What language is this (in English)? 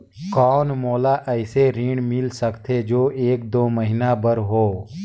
Chhattisgarhi